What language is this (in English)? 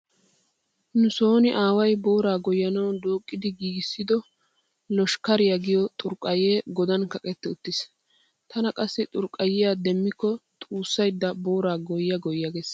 Wolaytta